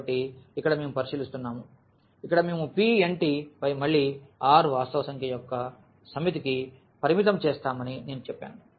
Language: Telugu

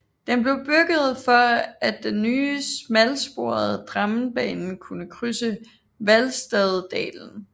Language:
Danish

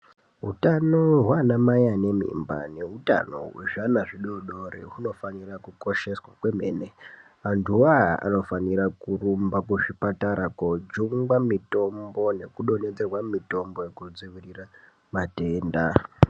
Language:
Ndau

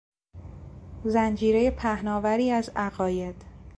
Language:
Persian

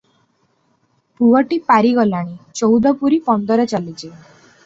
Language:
Odia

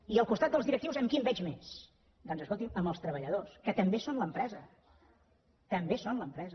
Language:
Catalan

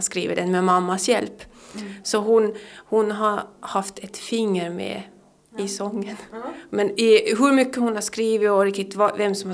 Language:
Swedish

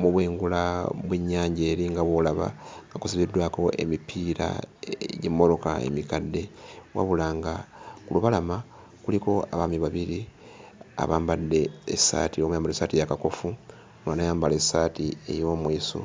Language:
Ganda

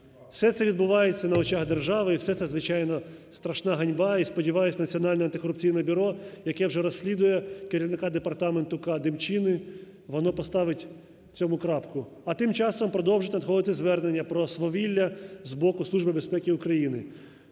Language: Ukrainian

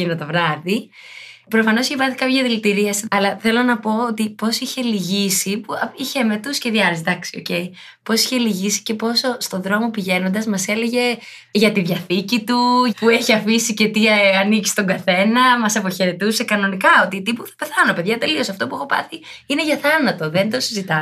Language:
Greek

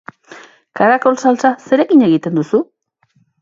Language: Basque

